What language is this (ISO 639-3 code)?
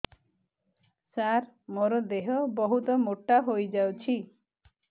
ori